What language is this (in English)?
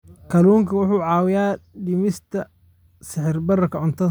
Somali